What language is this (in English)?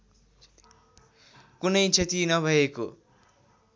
Nepali